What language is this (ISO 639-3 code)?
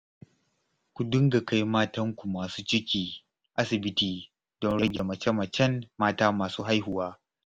hau